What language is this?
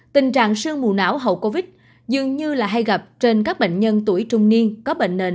Vietnamese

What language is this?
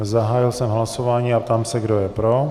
Czech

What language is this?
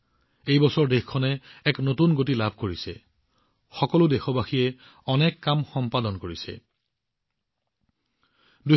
Assamese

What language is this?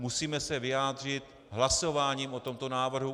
Czech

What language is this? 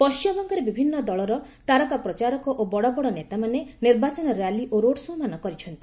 Odia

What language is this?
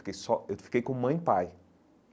Portuguese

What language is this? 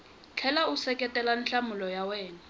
Tsonga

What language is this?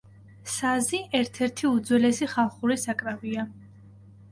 Georgian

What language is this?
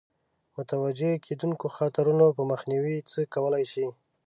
Pashto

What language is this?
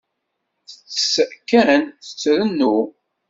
Kabyle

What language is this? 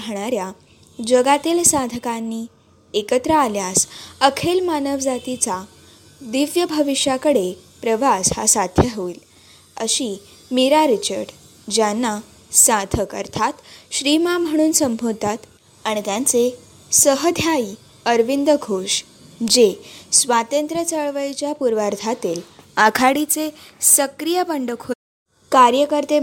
Marathi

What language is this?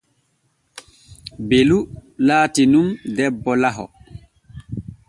Borgu Fulfulde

